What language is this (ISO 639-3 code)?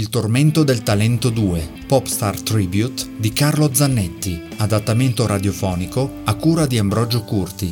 ita